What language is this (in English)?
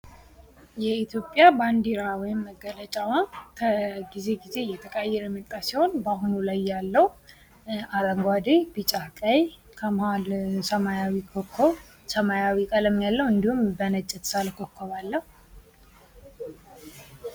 Amharic